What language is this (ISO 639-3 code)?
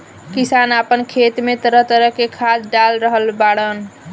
bho